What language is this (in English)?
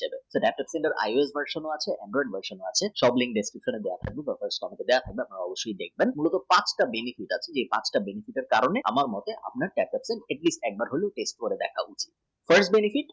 Bangla